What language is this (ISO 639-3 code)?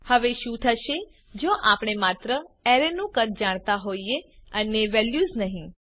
guj